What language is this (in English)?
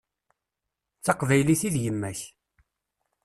Kabyle